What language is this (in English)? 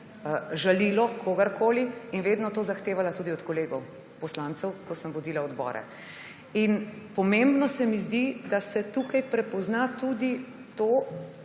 Slovenian